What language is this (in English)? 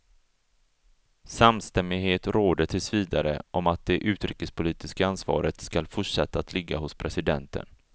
Swedish